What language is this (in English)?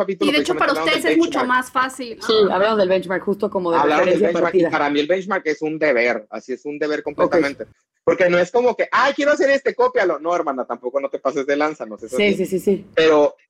Spanish